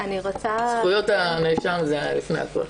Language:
Hebrew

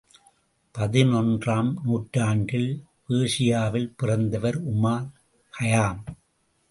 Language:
Tamil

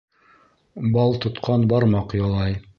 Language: Bashkir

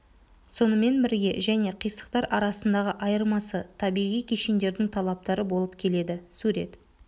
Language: Kazakh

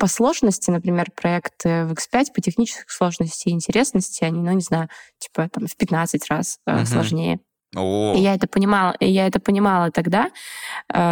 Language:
Russian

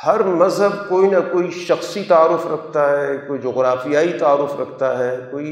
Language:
Urdu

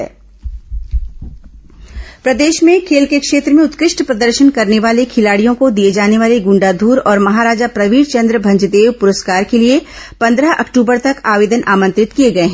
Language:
Hindi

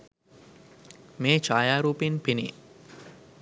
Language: Sinhala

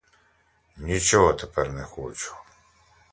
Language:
Ukrainian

